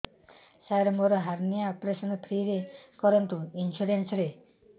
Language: Odia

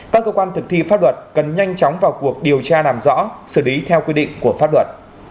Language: Vietnamese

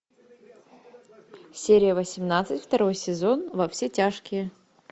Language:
Russian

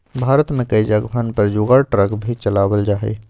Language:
Magahi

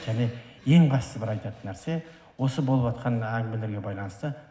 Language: Kazakh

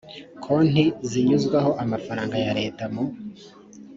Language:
Kinyarwanda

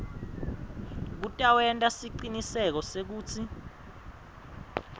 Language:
Swati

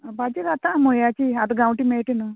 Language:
Konkani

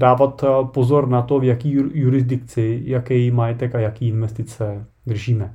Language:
Czech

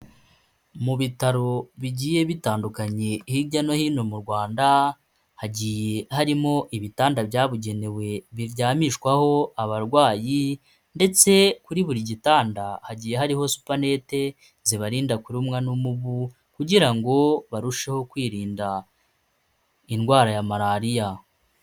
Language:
Kinyarwanda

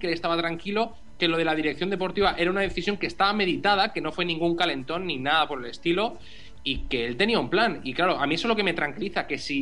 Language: Spanish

